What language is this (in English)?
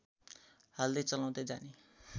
Nepali